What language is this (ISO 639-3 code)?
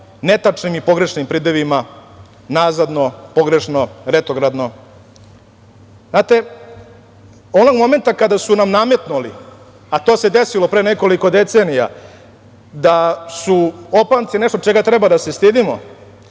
srp